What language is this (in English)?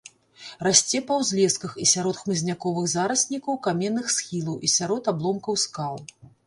Belarusian